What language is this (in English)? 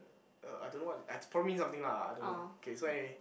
English